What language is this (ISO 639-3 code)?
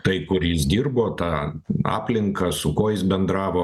lit